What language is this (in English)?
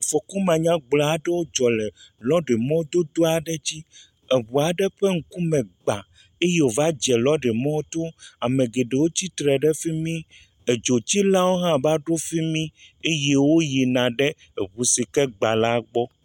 Ewe